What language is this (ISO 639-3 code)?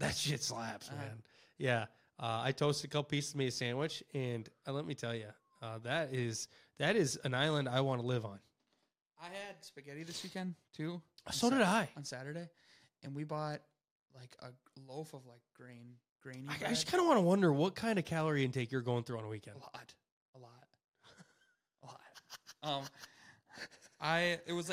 eng